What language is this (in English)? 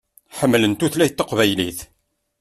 Kabyle